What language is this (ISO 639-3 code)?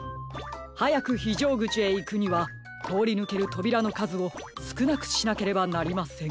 jpn